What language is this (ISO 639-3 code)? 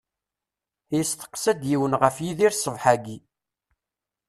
kab